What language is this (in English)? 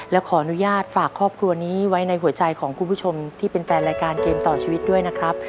Thai